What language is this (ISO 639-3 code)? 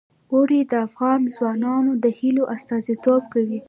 pus